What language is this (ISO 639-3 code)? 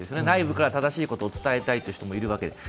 jpn